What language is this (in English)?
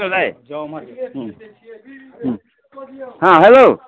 Maithili